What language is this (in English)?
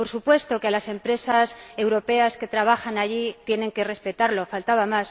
Spanish